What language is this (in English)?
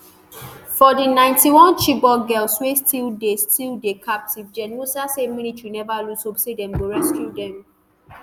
Nigerian Pidgin